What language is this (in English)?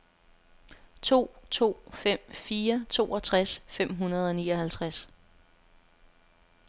Danish